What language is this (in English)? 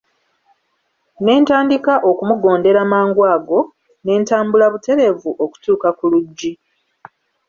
Ganda